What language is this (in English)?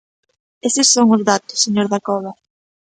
Galician